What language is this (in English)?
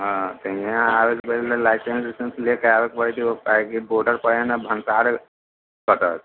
Maithili